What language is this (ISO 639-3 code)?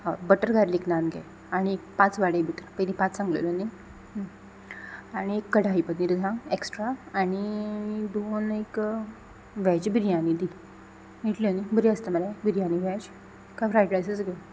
kok